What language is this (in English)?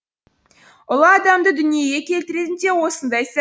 Kazakh